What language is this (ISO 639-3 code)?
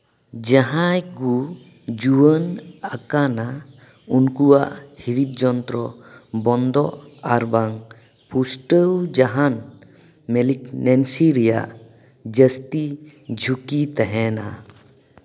sat